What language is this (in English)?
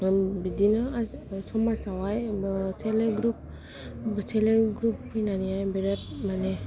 Bodo